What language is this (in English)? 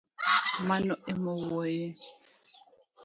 Luo (Kenya and Tanzania)